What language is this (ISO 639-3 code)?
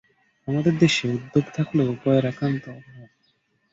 ben